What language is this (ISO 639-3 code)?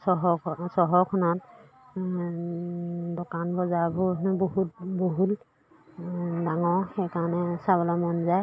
asm